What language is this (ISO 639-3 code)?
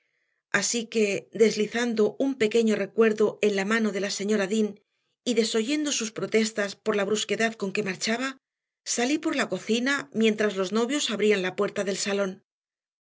spa